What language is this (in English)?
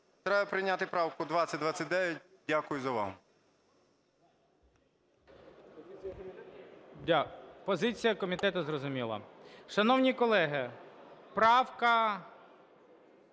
Ukrainian